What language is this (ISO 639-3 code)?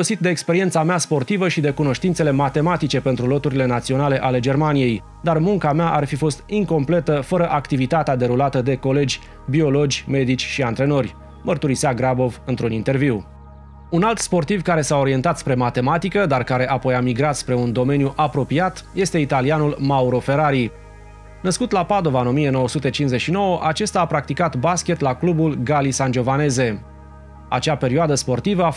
ron